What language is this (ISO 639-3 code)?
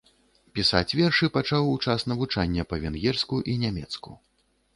bel